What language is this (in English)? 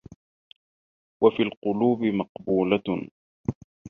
Arabic